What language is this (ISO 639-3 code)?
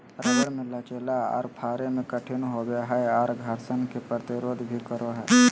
mag